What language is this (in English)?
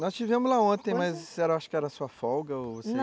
Portuguese